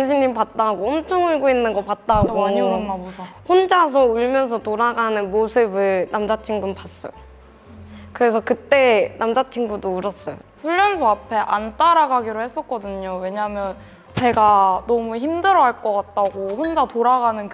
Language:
Korean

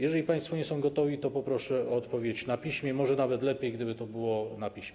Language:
Polish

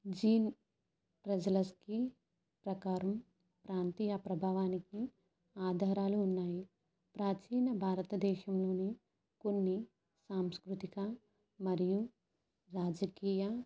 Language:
Telugu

